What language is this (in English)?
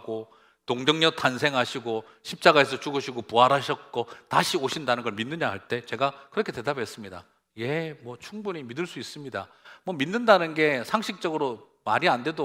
Korean